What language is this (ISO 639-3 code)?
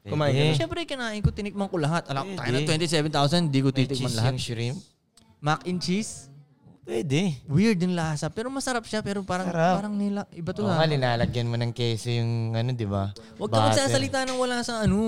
fil